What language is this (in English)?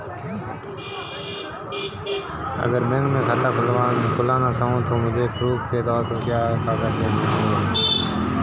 Hindi